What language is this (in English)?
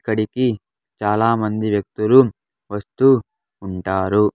Telugu